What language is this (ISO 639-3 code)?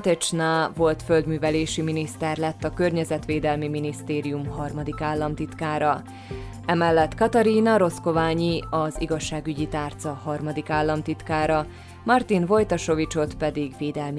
hun